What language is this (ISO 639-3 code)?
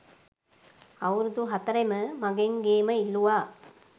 sin